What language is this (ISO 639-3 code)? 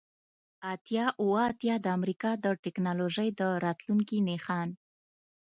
pus